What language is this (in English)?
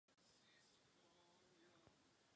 Czech